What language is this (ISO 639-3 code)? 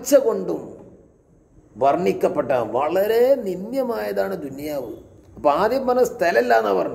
ara